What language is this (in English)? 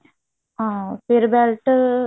Punjabi